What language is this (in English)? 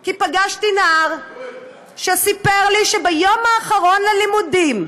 Hebrew